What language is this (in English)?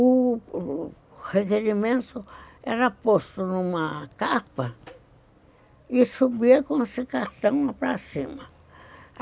Portuguese